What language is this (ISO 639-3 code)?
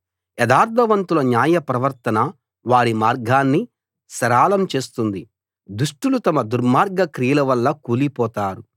tel